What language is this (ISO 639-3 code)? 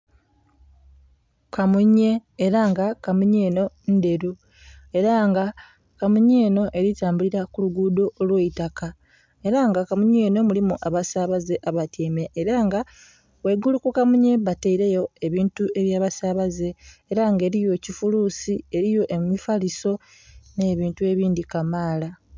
xog